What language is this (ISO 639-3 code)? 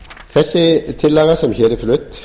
isl